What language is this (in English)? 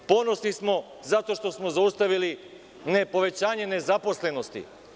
Serbian